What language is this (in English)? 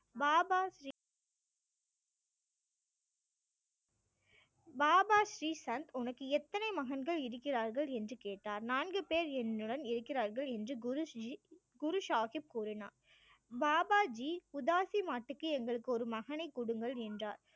Tamil